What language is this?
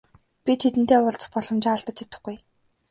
Mongolian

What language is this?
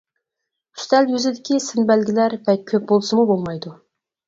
Uyghur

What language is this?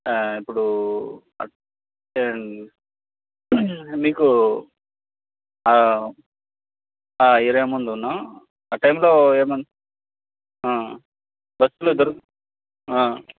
Telugu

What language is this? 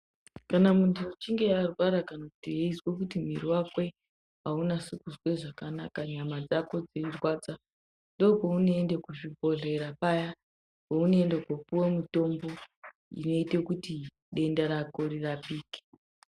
Ndau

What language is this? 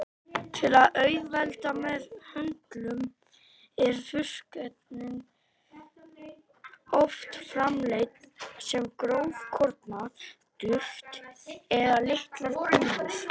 Icelandic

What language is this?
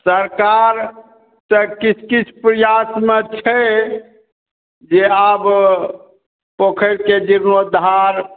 Maithili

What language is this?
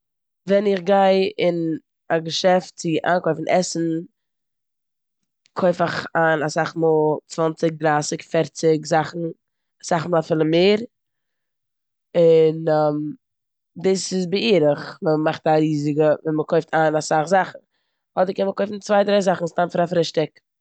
Yiddish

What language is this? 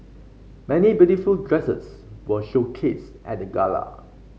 English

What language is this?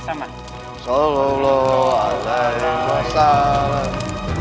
Indonesian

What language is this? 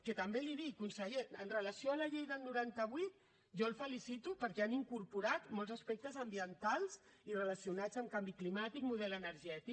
Catalan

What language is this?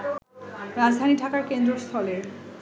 Bangla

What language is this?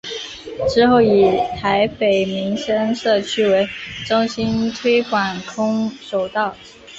Chinese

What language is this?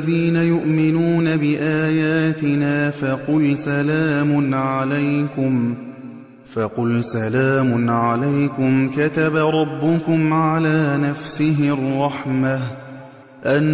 Arabic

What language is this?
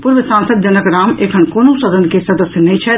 Maithili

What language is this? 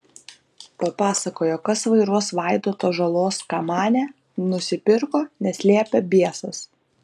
Lithuanian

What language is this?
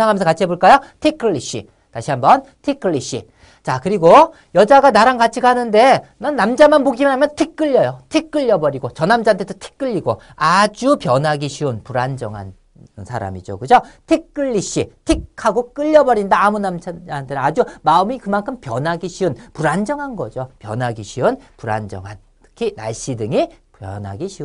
Korean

